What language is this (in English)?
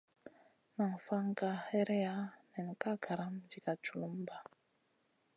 Masana